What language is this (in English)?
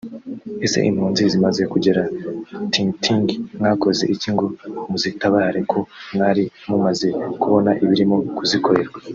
Kinyarwanda